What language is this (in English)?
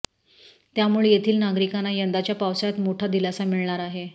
Marathi